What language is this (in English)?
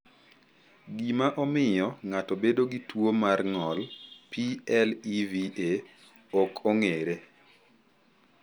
Luo (Kenya and Tanzania)